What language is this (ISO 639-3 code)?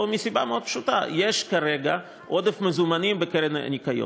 heb